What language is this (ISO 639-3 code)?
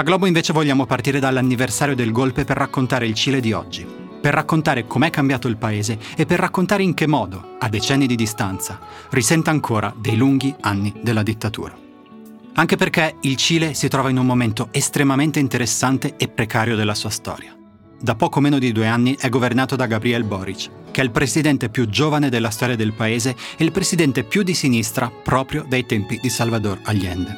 ita